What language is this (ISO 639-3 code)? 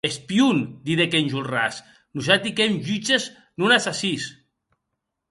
oci